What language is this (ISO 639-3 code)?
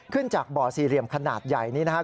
tha